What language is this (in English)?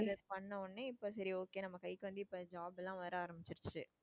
Tamil